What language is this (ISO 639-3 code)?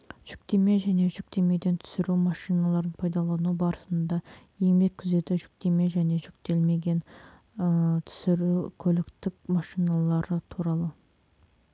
kaz